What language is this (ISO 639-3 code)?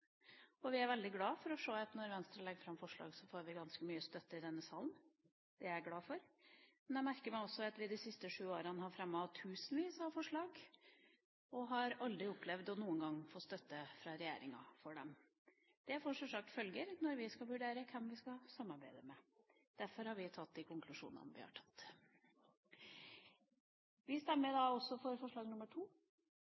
nob